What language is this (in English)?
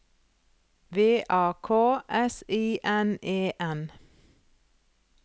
Norwegian